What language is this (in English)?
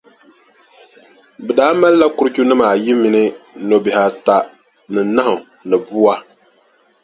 Dagbani